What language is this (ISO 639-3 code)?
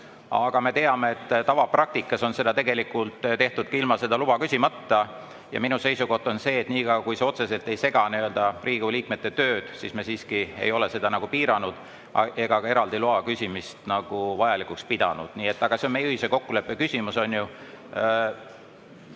est